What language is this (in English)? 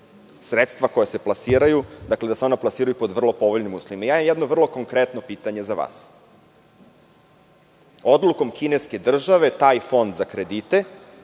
Serbian